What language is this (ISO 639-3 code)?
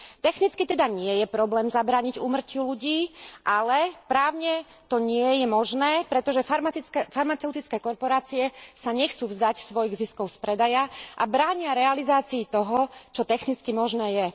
slk